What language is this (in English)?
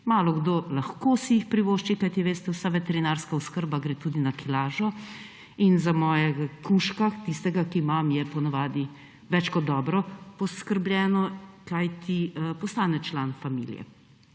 Slovenian